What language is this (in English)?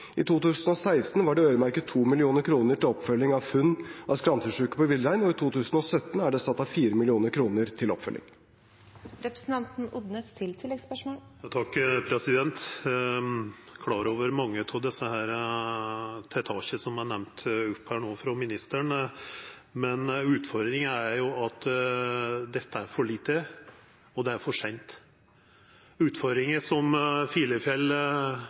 Norwegian